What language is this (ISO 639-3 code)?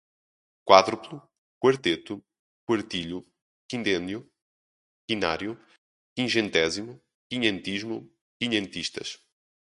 por